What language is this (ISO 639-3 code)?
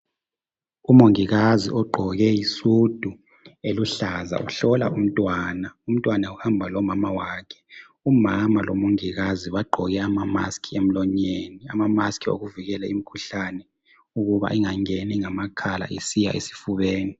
nde